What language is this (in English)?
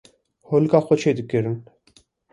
Kurdish